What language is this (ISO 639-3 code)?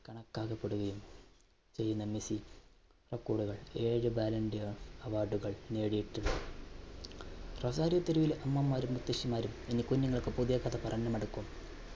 mal